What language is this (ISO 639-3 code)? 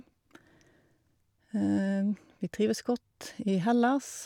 nor